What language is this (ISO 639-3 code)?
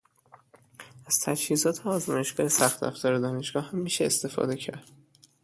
fas